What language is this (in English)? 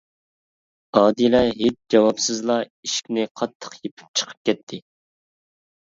Uyghur